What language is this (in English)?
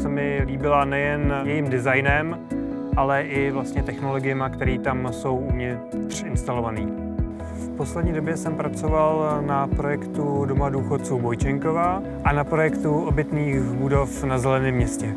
Czech